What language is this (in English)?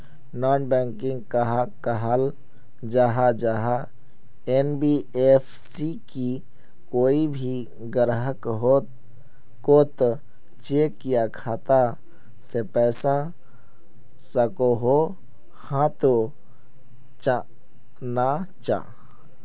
Magahi